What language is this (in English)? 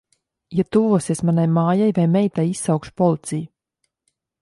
Latvian